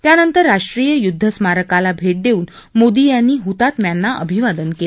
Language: Marathi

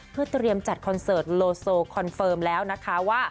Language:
Thai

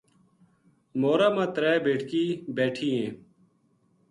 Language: Gujari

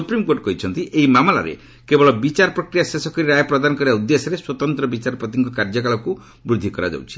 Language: Odia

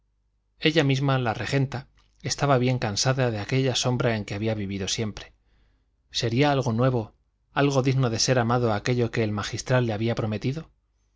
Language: Spanish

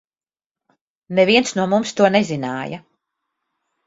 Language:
Latvian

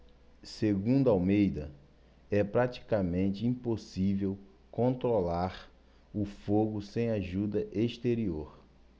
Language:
Portuguese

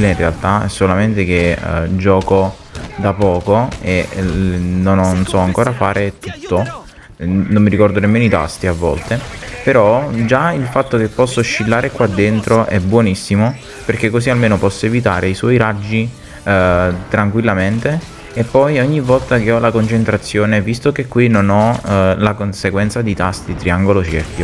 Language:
Italian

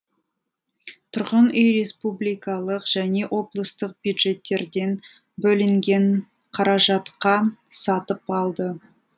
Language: Kazakh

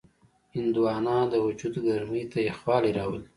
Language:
Pashto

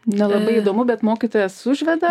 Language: Lithuanian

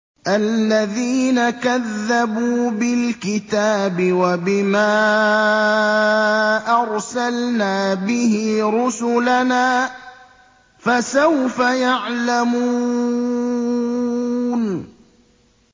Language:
Arabic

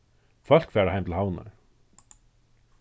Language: Faroese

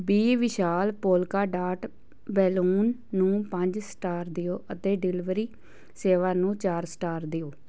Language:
Punjabi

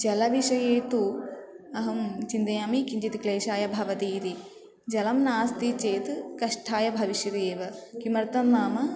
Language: Sanskrit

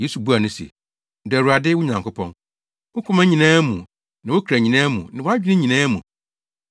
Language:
Akan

